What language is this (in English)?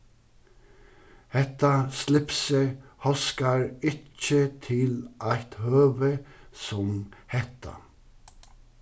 Faroese